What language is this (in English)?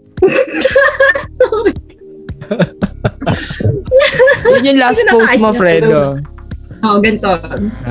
Filipino